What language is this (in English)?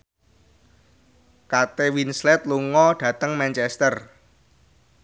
Javanese